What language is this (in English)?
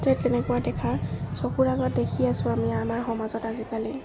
Assamese